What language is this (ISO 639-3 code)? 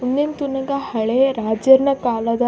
tcy